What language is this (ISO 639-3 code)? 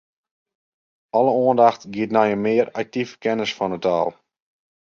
fry